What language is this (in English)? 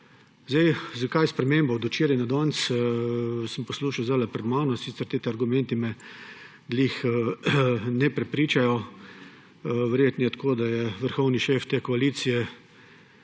Slovenian